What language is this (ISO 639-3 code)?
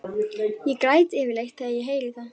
isl